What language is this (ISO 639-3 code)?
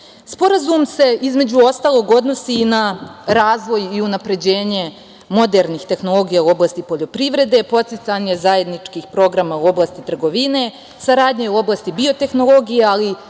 srp